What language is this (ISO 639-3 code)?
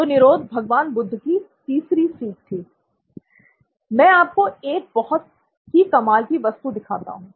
hin